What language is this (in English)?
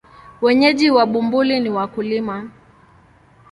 Swahili